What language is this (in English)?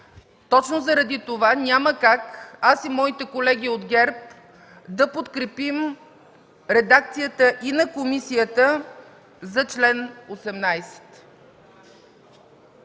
Bulgarian